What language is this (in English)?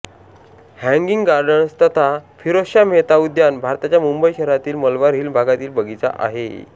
Marathi